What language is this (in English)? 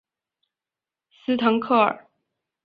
Chinese